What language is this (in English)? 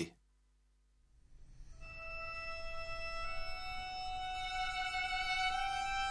Slovak